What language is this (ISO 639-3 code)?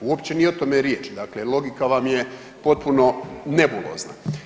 hrv